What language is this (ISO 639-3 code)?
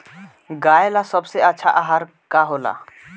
bho